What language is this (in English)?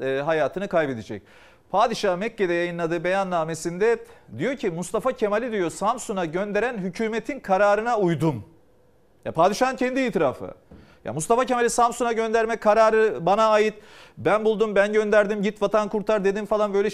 Turkish